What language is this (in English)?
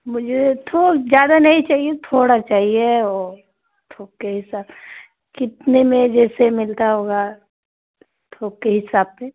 Hindi